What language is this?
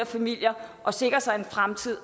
Danish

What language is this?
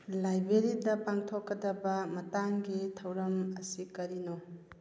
Manipuri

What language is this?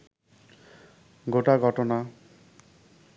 Bangla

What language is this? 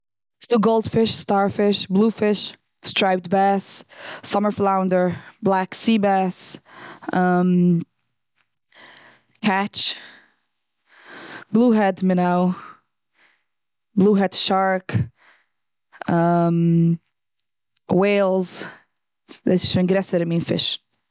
Yiddish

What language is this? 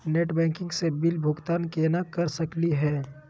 Magahi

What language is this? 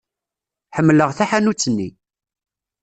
Kabyle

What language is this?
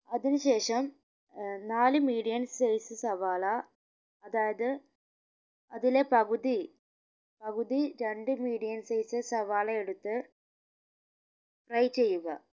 Malayalam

